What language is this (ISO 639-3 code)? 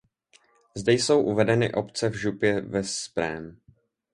ces